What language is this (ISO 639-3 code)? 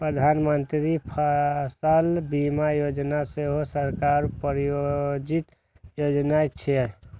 mai